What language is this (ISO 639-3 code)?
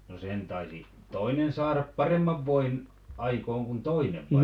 fin